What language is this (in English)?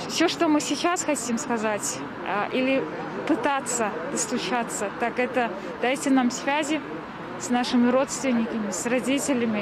Russian